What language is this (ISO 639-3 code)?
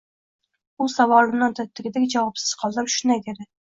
uzb